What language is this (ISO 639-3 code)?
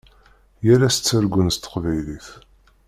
kab